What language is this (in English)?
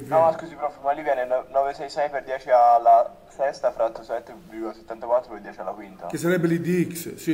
Italian